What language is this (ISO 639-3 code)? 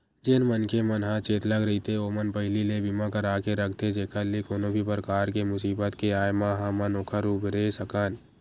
hne